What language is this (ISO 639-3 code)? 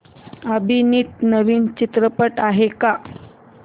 mar